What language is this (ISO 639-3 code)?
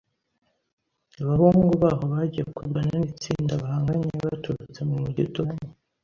kin